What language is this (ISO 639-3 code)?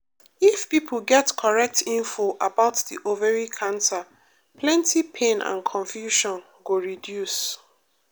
pcm